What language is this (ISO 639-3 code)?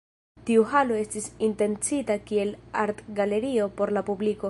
epo